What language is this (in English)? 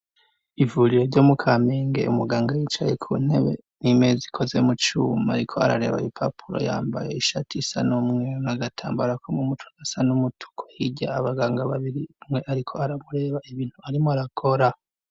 Rundi